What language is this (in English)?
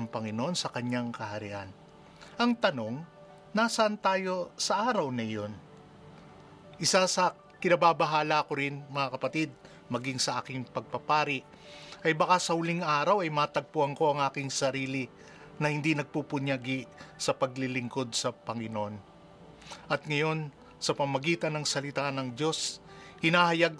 Filipino